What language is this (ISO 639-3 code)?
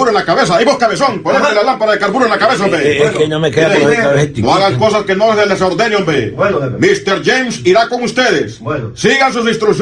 spa